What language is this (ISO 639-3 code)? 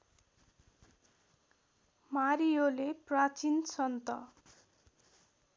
nep